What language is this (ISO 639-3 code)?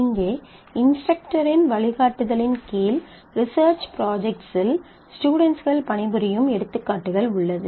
tam